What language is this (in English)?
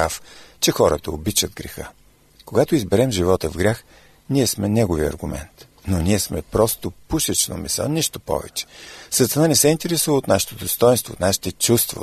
Bulgarian